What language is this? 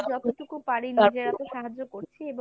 Bangla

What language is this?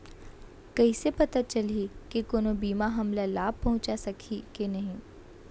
Chhattisgarhi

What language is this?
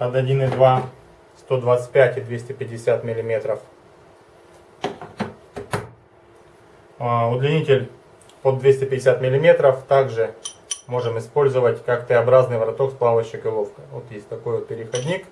Russian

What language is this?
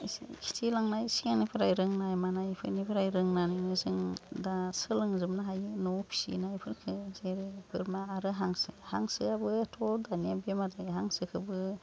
Bodo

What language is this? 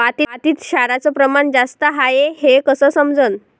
Marathi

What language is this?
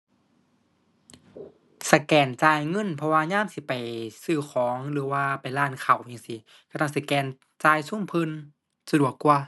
Thai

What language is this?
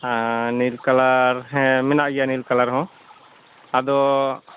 Santali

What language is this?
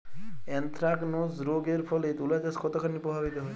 Bangla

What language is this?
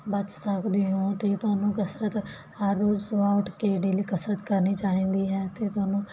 Punjabi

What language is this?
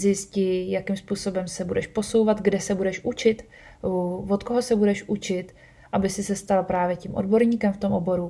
Czech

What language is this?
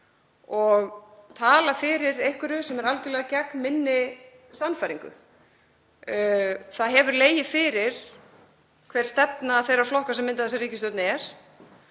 Icelandic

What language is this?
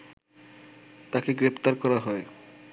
Bangla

